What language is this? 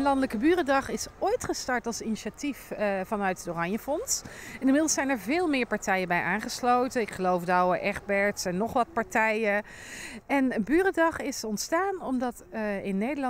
Dutch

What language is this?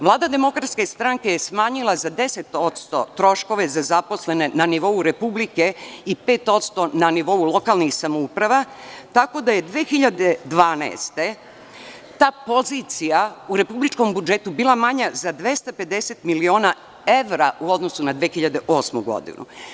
Serbian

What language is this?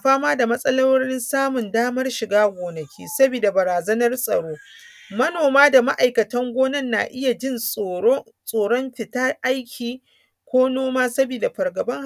Hausa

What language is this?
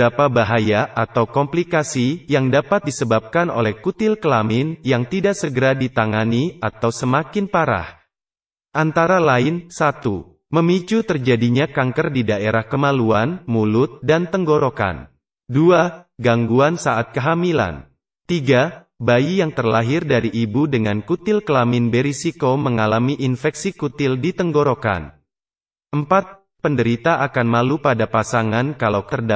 Indonesian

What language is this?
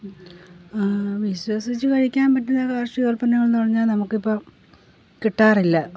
Malayalam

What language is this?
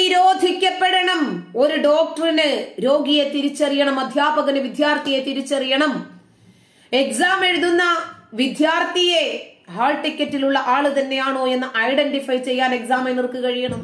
Malayalam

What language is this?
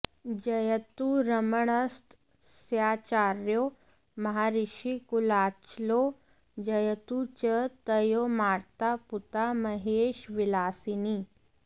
Sanskrit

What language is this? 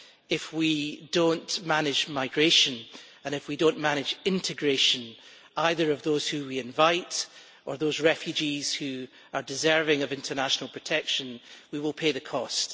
English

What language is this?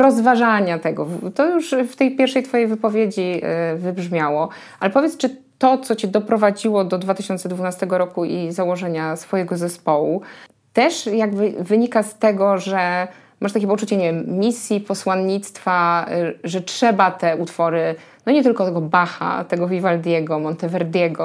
Polish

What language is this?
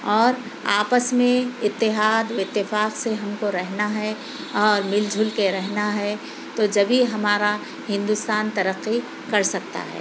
Urdu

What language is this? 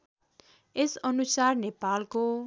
Nepali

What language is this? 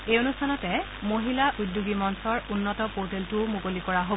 Assamese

